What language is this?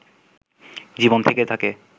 Bangla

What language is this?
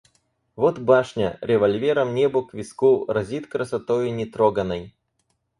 Russian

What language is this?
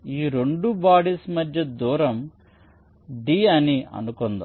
Telugu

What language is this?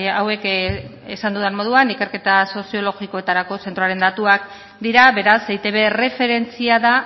Basque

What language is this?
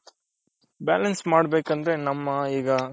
Kannada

